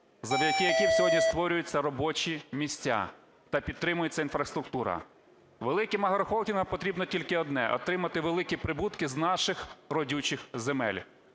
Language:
Ukrainian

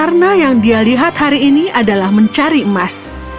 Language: Indonesian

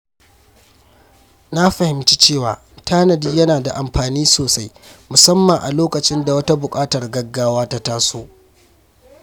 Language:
Hausa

